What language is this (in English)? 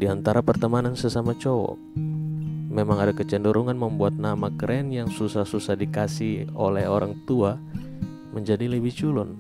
Indonesian